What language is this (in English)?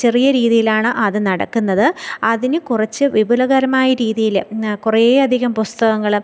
Malayalam